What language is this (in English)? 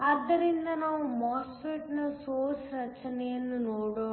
Kannada